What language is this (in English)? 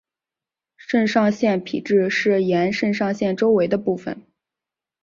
Chinese